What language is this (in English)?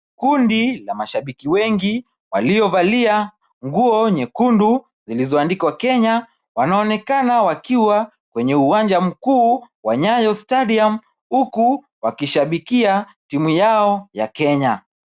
Swahili